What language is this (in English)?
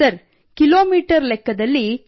Kannada